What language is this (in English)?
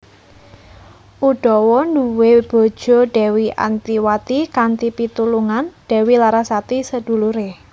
Javanese